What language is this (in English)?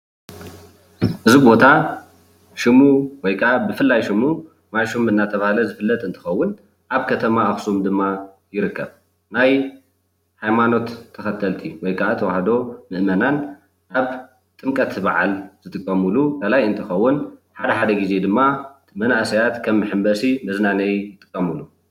Tigrinya